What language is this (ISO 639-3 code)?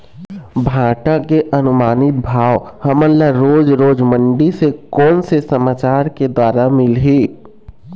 hne